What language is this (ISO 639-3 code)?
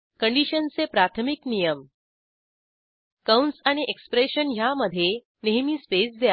mar